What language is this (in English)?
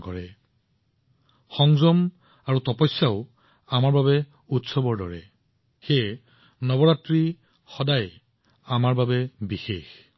Assamese